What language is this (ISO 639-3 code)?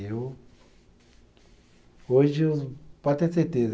por